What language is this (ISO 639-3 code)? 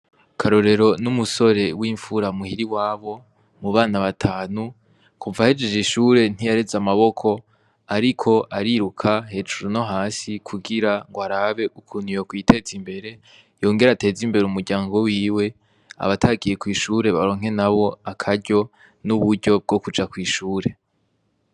run